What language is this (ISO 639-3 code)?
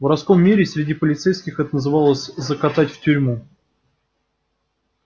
rus